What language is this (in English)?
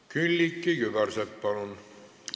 Estonian